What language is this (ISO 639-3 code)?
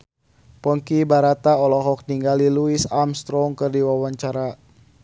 sun